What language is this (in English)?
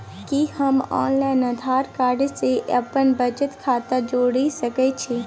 Maithili